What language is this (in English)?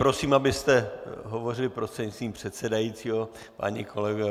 Czech